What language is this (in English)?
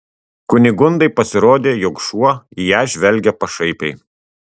Lithuanian